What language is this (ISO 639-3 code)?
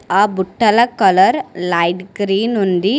tel